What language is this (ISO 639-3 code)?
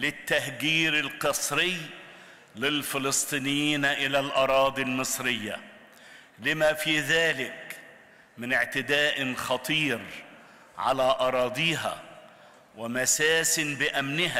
ara